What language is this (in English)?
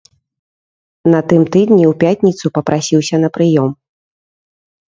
Belarusian